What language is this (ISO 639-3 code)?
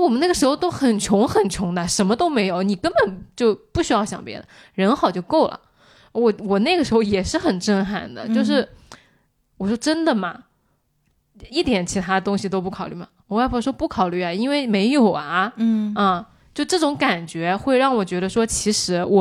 zho